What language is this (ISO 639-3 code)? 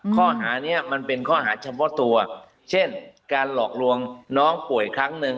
tha